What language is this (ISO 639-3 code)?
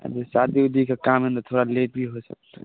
mai